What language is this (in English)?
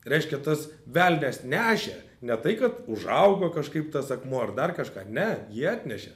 Lithuanian